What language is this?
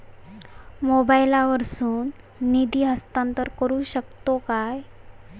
Marathi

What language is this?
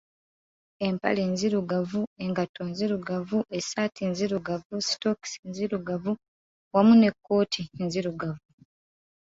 Ganda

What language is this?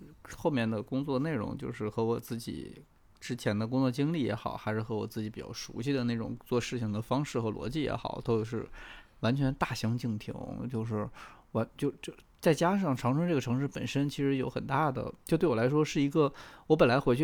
Chinese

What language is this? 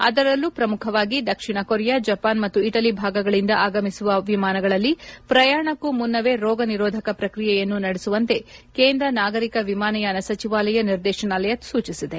Kannada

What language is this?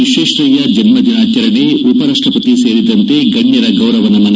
Kannada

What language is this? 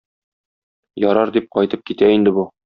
Tatar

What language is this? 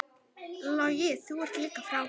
Icelandic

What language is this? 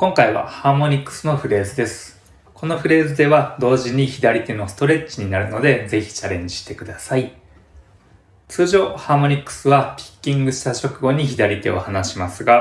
Japanese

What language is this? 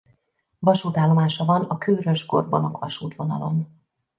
Hungarian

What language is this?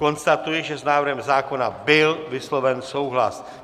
Czech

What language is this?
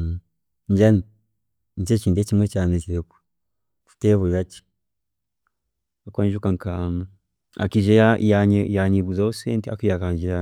Chiga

